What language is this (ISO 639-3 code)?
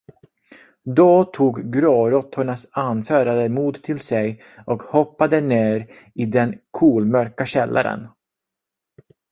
swe